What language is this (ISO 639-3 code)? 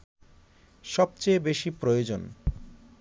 ben